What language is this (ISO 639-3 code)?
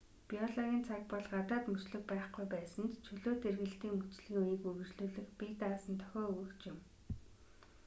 mon